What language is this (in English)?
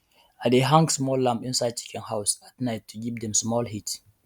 Nigerian Pidgin